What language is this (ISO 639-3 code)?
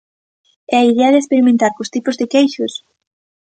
glg